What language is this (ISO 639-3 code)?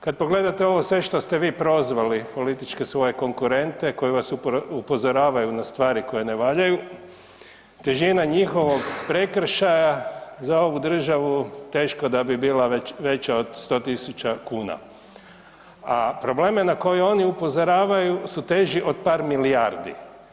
hrv